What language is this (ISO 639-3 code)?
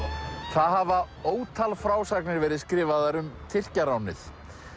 isl